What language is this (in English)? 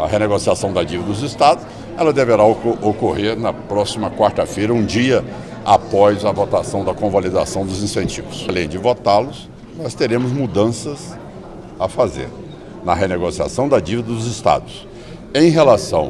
Portuguese